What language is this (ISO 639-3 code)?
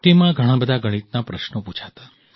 guj